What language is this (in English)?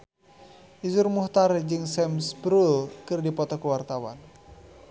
Sundanese